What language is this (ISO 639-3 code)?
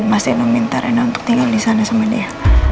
ind